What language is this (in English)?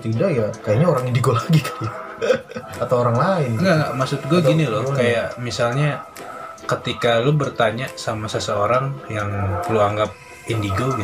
Indonesian